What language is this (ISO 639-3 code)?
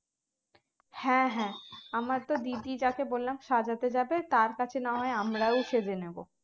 ben